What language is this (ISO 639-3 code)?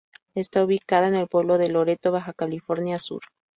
spa